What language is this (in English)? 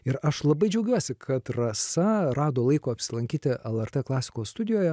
Lithuanian